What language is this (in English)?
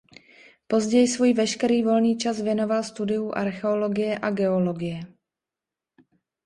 Czech